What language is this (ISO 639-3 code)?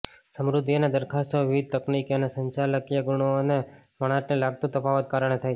guj